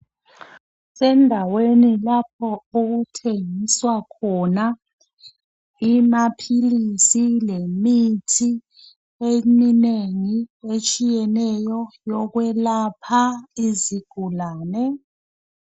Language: North Ndebele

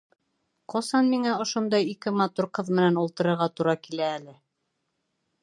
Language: Bashkir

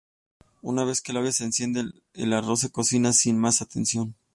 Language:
Spanish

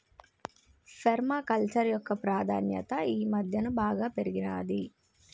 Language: Telugu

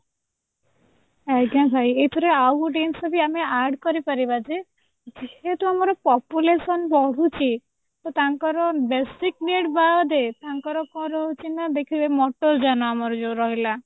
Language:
Odia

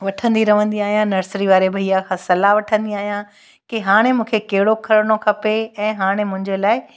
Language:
Sindhi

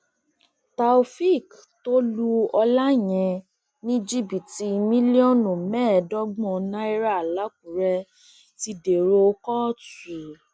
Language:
Yoruba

